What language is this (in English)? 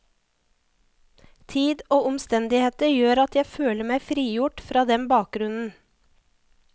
Norwegian